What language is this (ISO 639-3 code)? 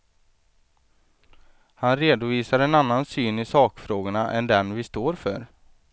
swe